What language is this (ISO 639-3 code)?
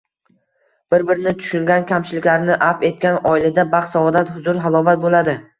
uzb